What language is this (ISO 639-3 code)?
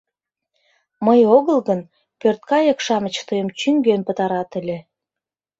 chm